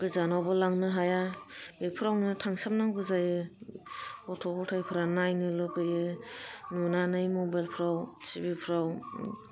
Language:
Bodo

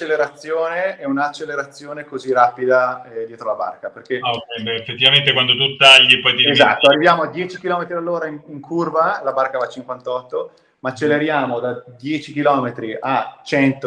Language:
Italian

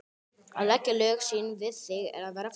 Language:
Icelandic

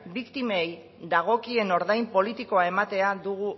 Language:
Basque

